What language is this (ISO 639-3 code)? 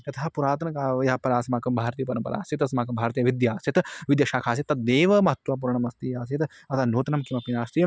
san